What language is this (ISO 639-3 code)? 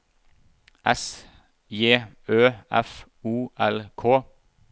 nor